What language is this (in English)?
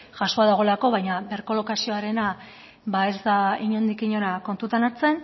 Basque